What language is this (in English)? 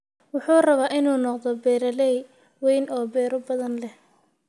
Somali